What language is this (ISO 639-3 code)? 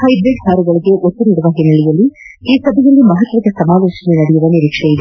kan